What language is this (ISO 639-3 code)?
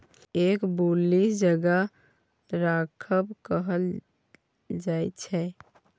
mai